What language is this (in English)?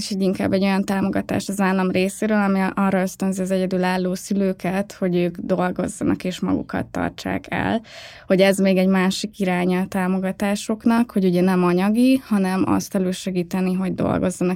Hungarian